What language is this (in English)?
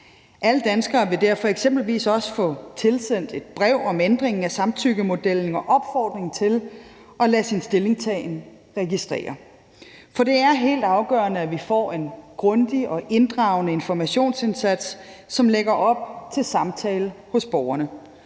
Danish